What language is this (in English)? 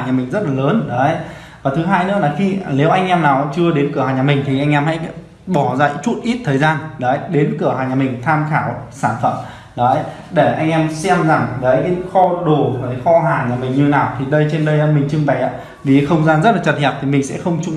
Vietnamese